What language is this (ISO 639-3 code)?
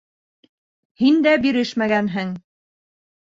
bak